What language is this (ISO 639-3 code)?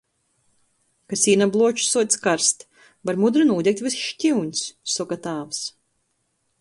ltg